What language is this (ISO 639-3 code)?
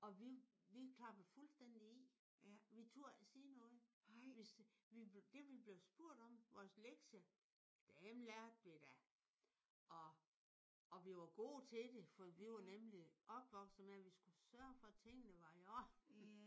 dan